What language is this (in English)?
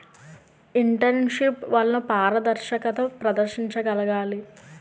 Telugu